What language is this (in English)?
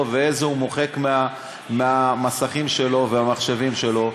Hebrew